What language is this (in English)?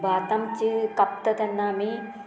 Konkani